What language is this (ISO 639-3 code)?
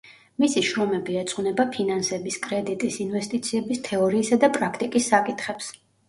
kat